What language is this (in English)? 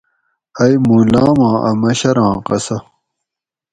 Gawri